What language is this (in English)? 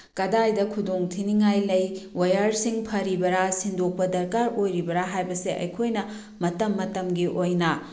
Manipuri